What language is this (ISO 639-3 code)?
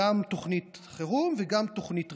heb